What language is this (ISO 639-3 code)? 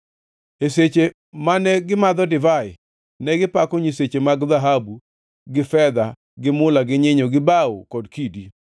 luo